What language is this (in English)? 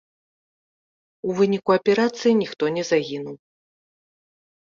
Belarusian